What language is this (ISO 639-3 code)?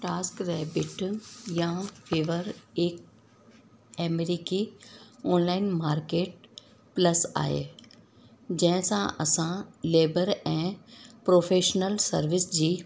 snd